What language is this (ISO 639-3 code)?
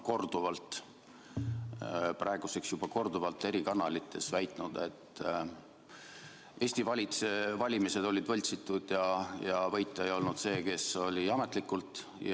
est